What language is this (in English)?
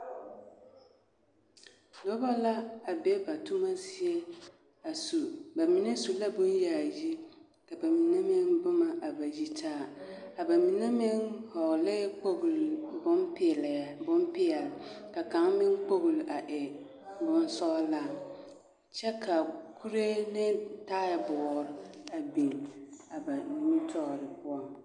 Southern Dagaare